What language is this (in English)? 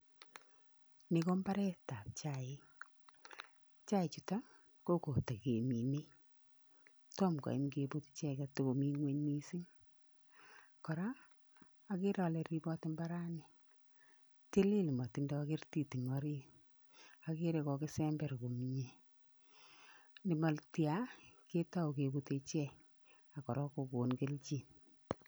Kalenjin